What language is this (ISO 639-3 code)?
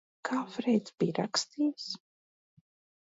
lav